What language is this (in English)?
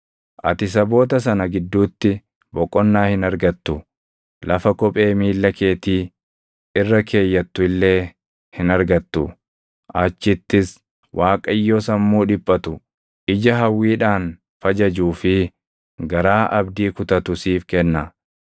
Oromo